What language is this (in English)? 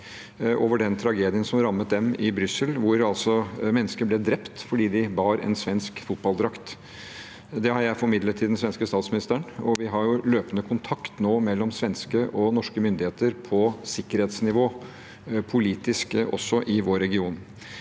Norwegian